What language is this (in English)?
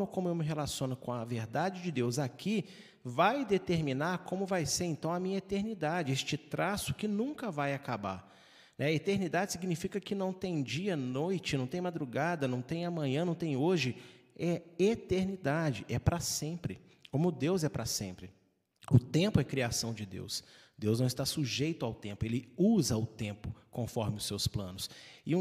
Portuguese